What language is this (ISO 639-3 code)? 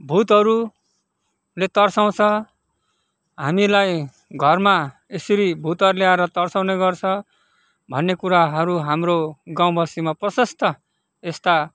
nep